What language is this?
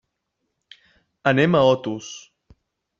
Catalan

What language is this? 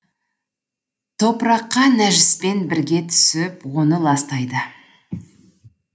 Kazakh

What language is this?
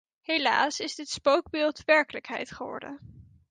Dutch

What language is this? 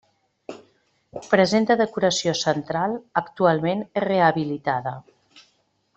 Catalan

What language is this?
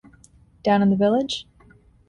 English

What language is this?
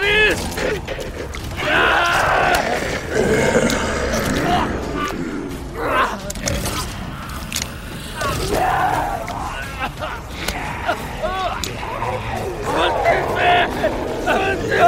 Spanish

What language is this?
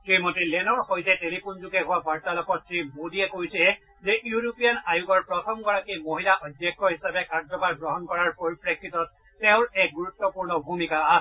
Assamese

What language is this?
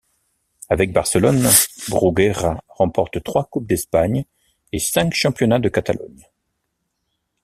French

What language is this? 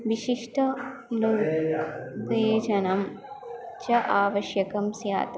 Sanskrit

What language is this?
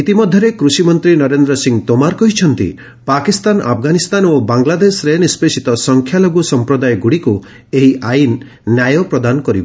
Odia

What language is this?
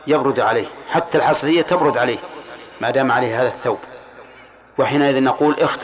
Arabic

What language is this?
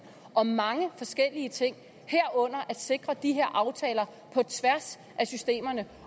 Danish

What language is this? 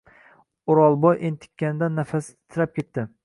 Uzbek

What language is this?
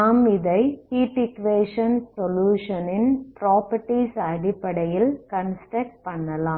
Tamil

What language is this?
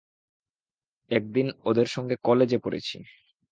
Bangla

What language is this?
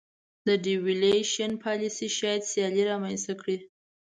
Pashto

